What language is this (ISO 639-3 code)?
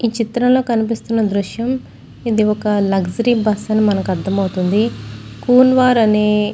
tel